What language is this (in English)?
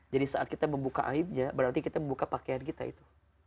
Indonesian